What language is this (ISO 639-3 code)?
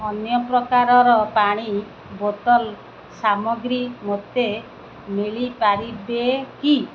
ori